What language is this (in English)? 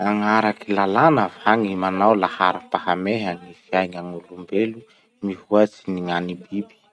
Masikoro Malagasy